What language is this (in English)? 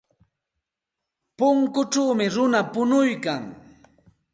Santa Ana de Tusi Pasco Quechua